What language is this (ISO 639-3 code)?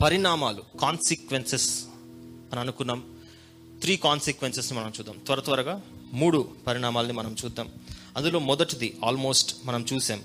tel